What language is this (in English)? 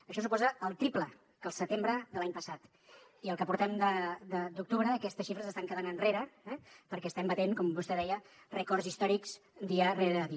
Catalan